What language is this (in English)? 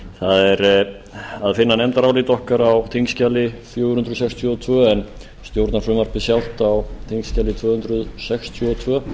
Icelandic